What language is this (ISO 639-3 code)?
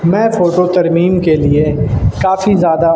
urd